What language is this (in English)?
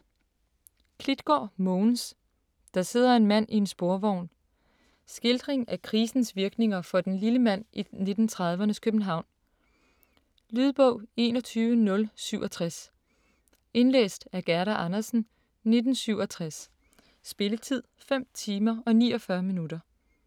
Danish